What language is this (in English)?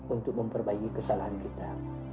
Indonesian